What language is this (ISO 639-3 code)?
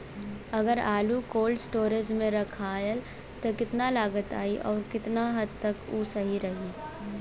bho